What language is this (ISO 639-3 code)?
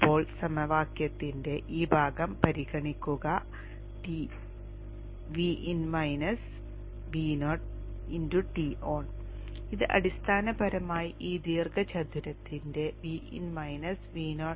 mal